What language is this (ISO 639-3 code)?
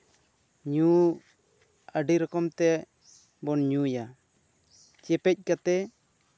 sat